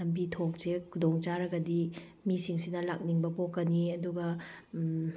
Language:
Manipuri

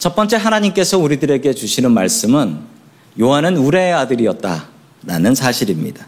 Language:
Korean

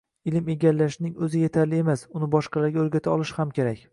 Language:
Uzbek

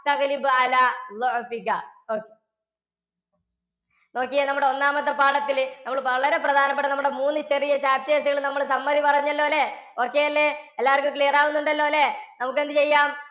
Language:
Malayalam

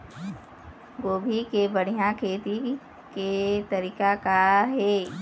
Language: Chhattisgarhi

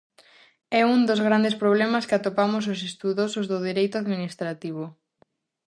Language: Galician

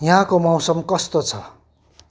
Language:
Nepali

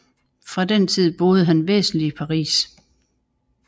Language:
Danish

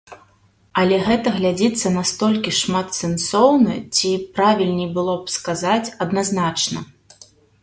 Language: Belarusian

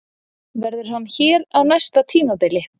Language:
Icelandic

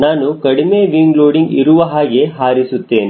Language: Kannada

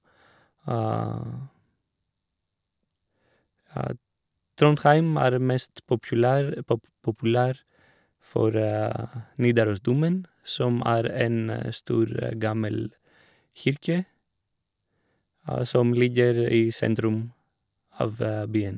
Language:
Norwegian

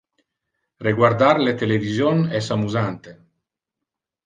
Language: Interlingua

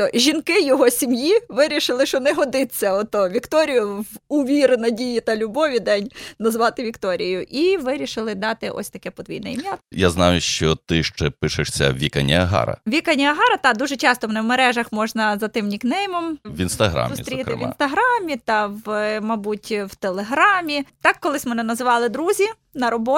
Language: Ukrainian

